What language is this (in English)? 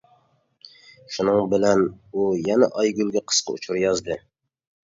Uyghur